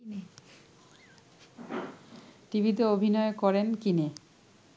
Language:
Bangla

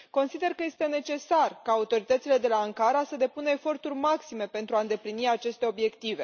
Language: Romanian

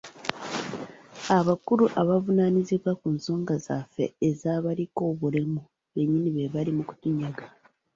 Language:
Ganda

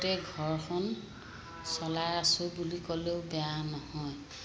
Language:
Assamese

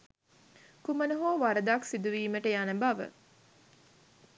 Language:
Sinhala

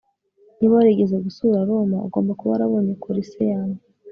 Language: Kinyarwanda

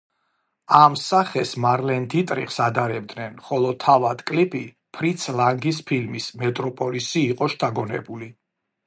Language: Georgian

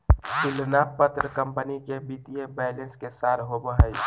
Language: Magahi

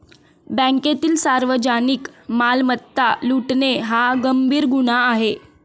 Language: Marathi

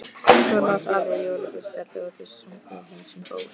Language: Icelandic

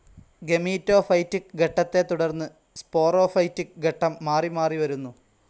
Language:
Malayalam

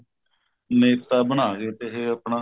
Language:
Punjabi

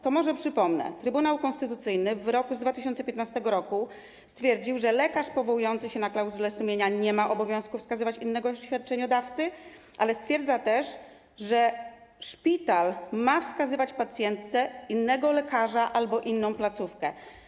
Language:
Polish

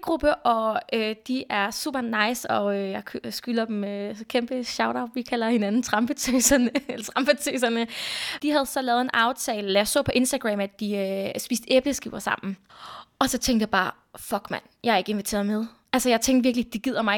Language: Danish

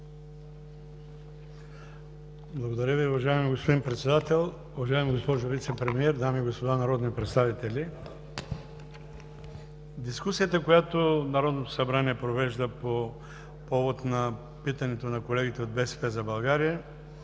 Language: Bulgarian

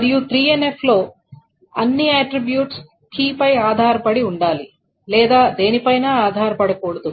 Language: Telugu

